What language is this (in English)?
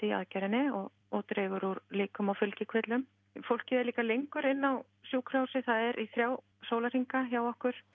Icelandic